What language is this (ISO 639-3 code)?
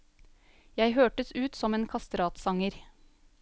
nor